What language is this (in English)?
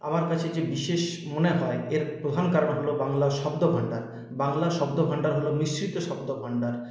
Bangla